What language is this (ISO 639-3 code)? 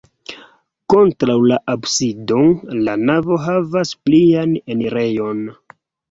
epo